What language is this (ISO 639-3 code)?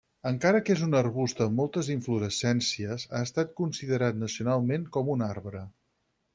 cat